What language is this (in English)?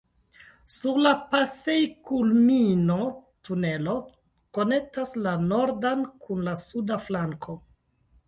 Esperanto